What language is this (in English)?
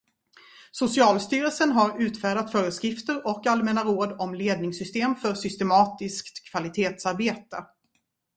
Swedish